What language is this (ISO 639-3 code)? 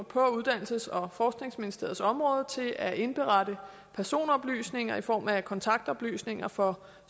dan